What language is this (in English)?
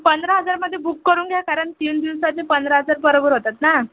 Marathi